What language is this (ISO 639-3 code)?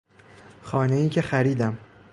fas